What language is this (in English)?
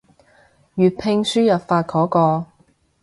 Cantonese